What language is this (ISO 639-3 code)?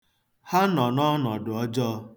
ibo